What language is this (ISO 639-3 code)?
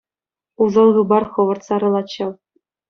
chv